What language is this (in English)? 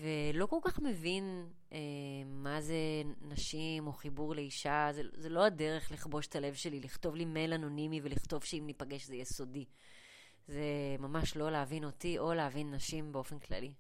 Hebrew